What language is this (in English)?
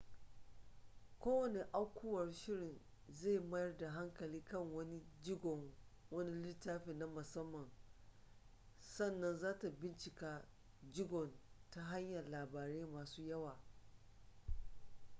Hausa